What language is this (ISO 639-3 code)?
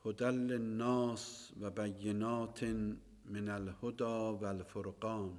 tur